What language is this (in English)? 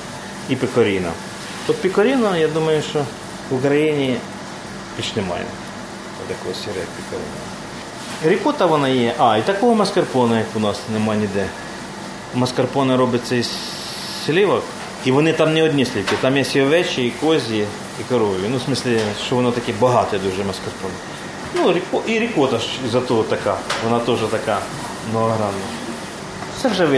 Ukrainian